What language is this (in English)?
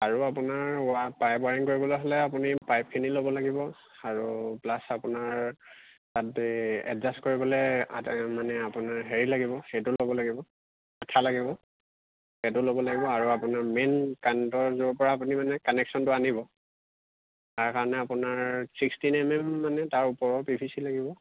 Assamese